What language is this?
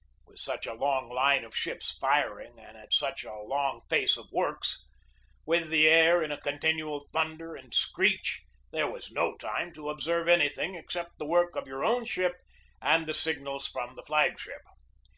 English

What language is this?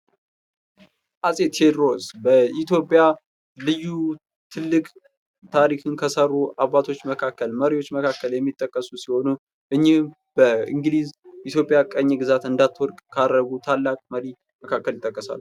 Amharic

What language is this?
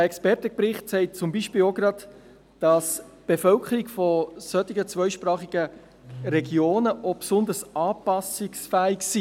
Swiss German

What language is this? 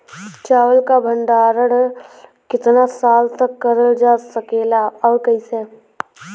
Bhojpuri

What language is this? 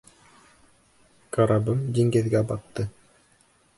Bashkir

